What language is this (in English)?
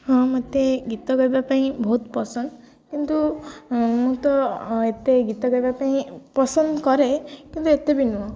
Odia